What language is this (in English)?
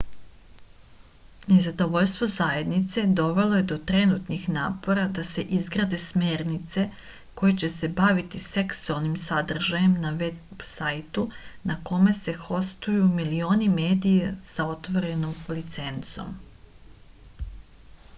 Serbian